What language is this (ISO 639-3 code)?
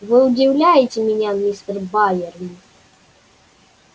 rus